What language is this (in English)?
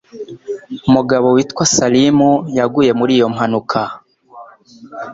Kinyarwanda